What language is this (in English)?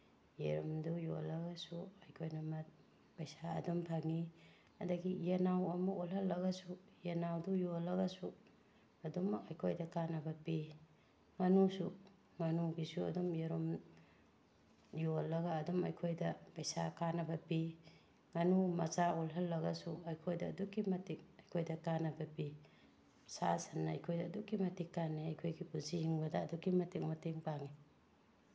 Manipuri